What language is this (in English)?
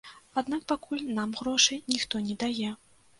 Belarusian